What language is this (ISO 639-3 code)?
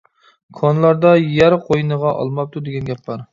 uig